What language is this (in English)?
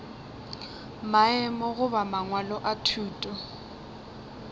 Northern Sotho